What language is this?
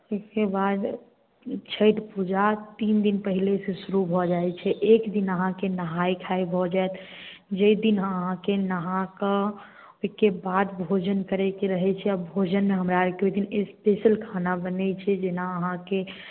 Maithili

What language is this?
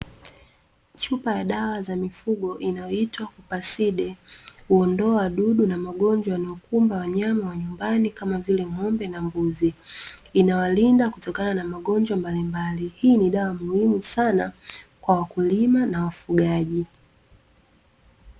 Swahili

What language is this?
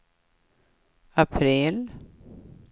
Swedish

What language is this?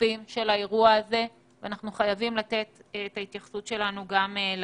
Hebrew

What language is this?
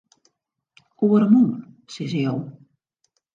Western Frisian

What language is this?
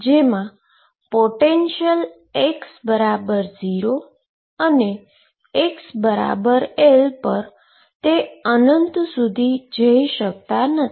Gujarati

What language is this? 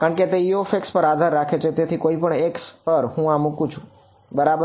Gujarati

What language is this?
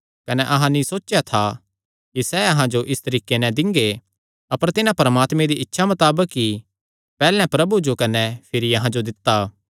Kangri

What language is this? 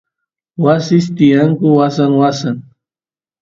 Santiago del Estero Quichua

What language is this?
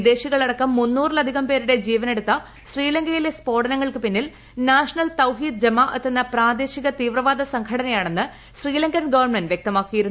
Malayalam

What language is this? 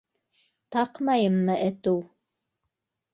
Bashkir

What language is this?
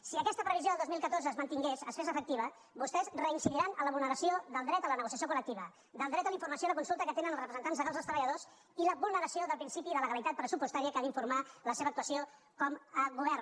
Catalan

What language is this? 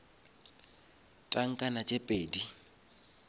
Northern Sotho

